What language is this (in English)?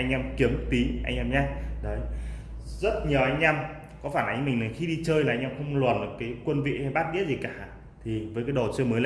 Vietnamese